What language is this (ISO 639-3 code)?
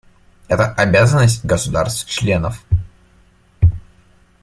rus